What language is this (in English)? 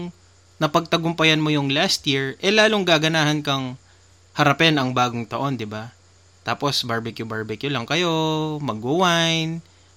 Filipino